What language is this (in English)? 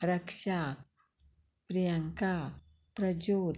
Konkani